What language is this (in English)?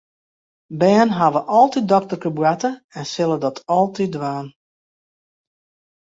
Western Frisian